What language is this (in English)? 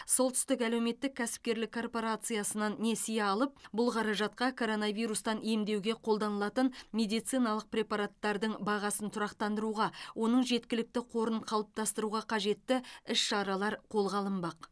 Kazakh